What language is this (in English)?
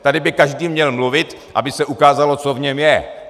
Czech